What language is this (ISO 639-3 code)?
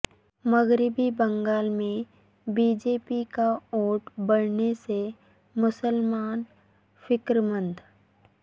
urd